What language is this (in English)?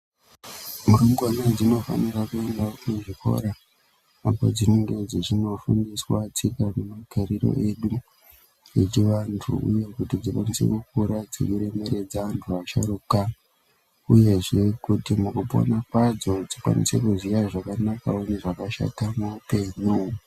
Ndau